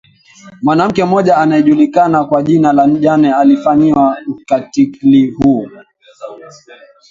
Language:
Swahili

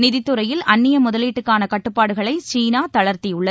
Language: Tamil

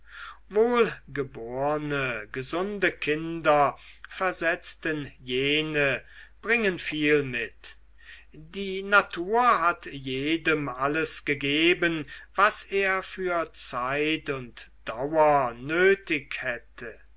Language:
German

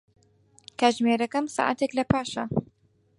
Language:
Central Kurdish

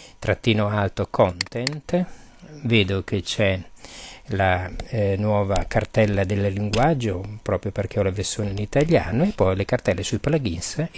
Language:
Italian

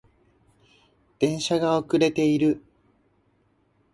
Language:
Japanese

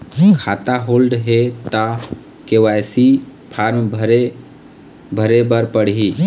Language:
Chhattisgarhi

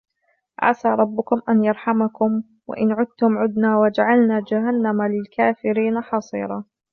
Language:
Arabic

